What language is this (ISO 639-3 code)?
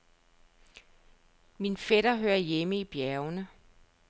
dan